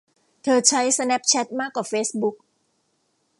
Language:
Thai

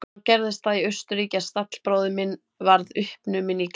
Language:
Icelandic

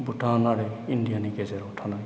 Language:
Bodo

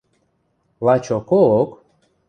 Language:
Western Mari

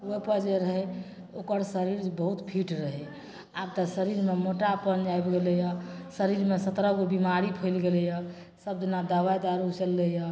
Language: Maithili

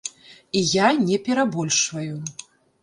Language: Belarusian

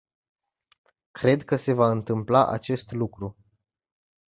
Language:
Romanian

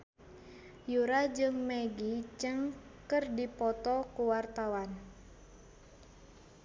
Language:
Sundanese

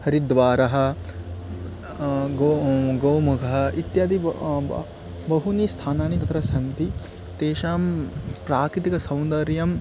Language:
Sanskrit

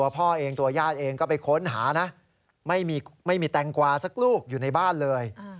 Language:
Thai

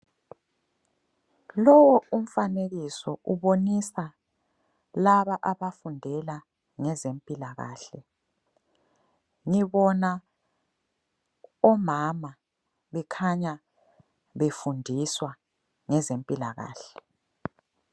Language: North Ndebele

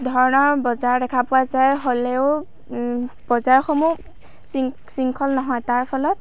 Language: Assamese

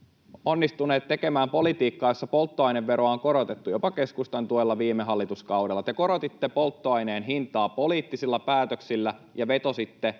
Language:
Finnish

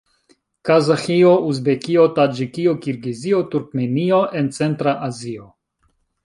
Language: Esperanto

